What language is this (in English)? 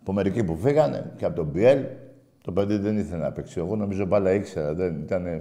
Greek